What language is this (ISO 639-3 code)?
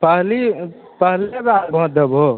mai